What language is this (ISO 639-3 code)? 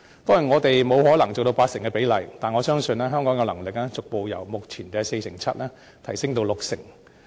yue